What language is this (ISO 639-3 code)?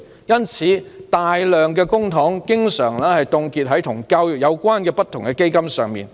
yue